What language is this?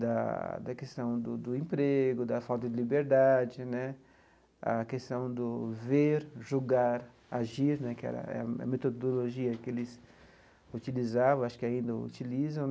Portuguese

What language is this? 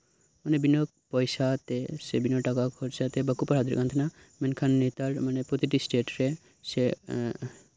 Santali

